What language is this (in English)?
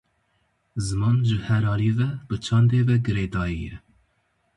Kurdish